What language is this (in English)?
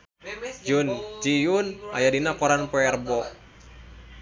Sundanese